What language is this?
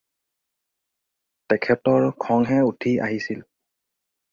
Assamese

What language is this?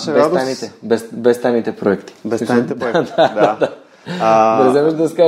Bulgarian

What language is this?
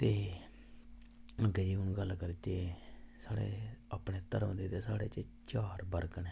Dogri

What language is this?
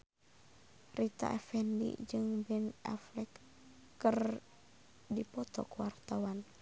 Sundanese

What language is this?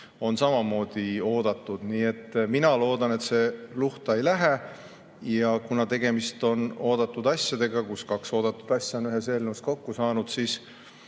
Estonian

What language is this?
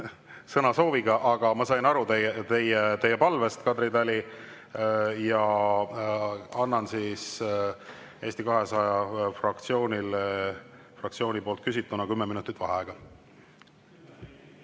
Estonian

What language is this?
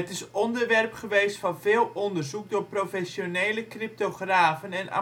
Dutch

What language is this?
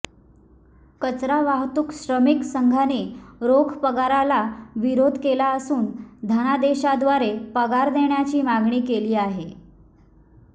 Marathi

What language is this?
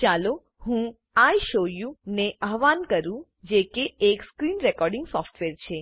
Gujarati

